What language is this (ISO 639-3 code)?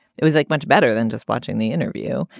eng